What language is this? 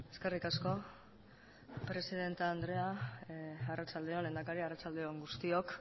Basque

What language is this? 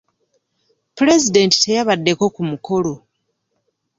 Ganda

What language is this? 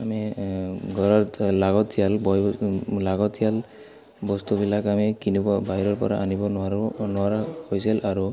Assamese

